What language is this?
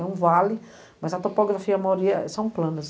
Portuguese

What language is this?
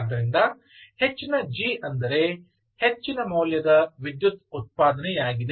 Kannada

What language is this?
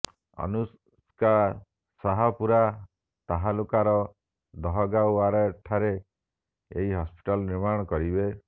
Odia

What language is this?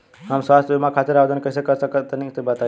Bhojpuri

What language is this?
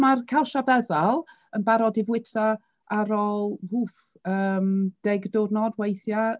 Welsh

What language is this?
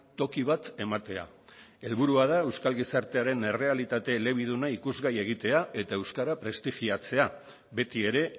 Basque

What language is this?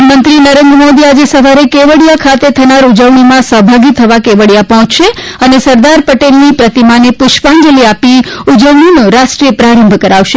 Gujarati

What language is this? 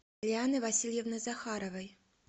Russian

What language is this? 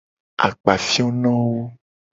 Gen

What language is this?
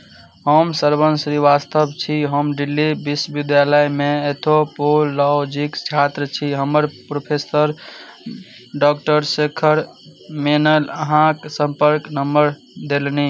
Maithili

